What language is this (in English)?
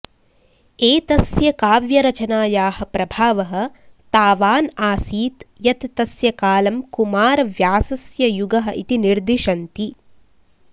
Sanskrit